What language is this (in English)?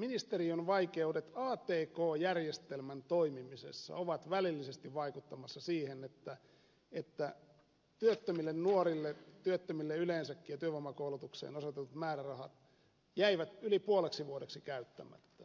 Finnish